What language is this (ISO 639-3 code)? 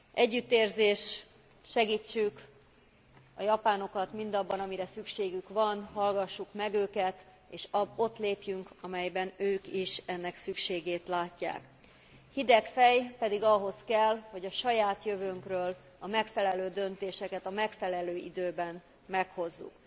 hun